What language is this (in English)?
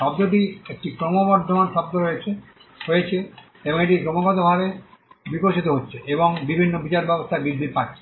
Bangla